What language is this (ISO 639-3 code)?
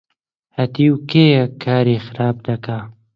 ckb